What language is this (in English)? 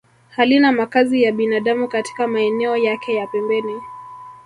Swahili